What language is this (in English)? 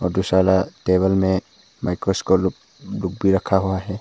Hindi